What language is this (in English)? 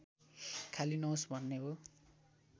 Nepali